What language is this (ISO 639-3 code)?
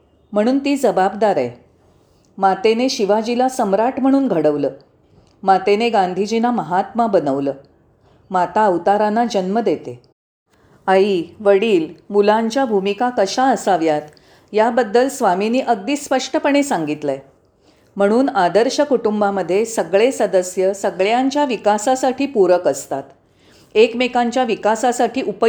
mar